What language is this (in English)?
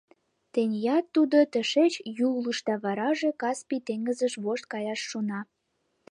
Mari